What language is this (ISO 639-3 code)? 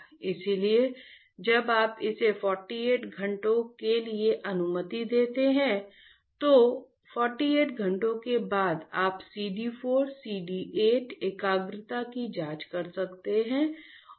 hin